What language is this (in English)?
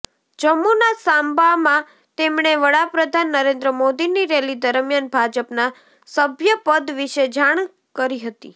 Gujarati